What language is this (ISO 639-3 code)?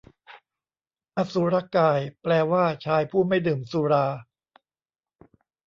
tha